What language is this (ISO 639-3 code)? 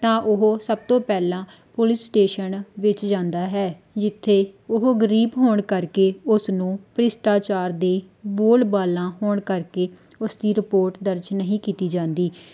pan